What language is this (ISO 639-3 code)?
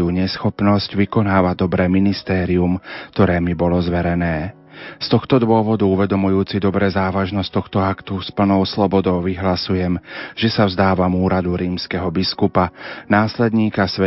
slk